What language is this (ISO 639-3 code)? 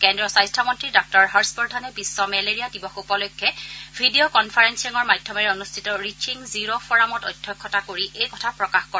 asm